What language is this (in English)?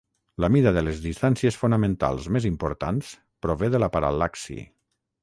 Catalan